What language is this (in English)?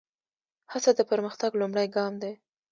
Pashto